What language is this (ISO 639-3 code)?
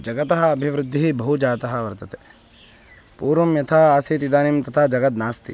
san